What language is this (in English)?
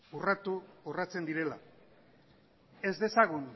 Basque